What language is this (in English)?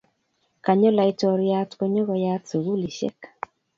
Kalenjin